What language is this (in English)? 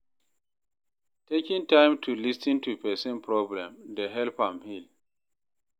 Nigerian Pidgin